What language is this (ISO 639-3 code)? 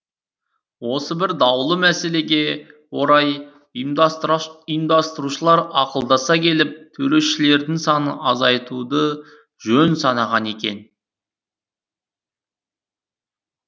kaz